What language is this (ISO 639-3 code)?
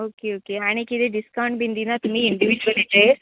kok